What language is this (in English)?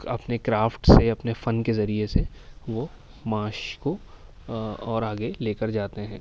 Urdu